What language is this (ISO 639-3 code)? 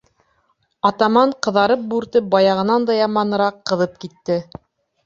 bak